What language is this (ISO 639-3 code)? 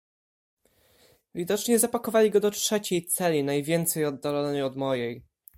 pol